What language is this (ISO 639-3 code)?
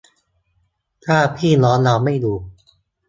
tha